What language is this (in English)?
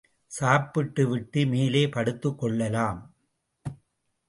Tamil